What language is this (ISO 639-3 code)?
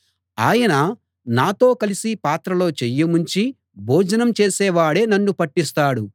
tel